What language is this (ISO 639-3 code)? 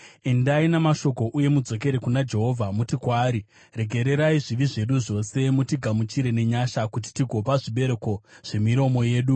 sna